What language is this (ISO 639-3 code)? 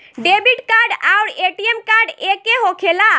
bho